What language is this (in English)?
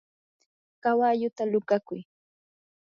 Yanahuanca Pasco Quechua